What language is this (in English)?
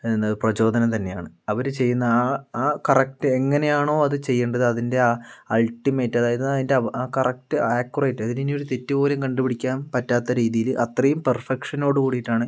Malayalam